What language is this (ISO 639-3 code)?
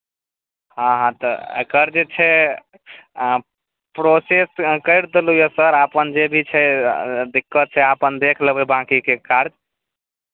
mai